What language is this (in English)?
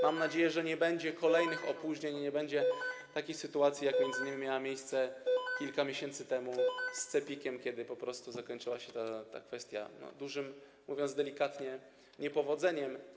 Polish